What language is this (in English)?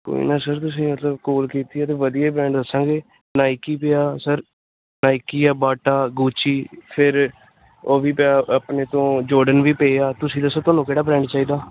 Punjabi